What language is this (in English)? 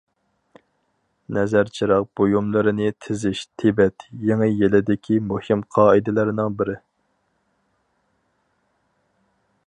Uyghur